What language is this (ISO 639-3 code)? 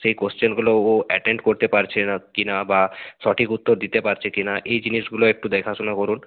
ben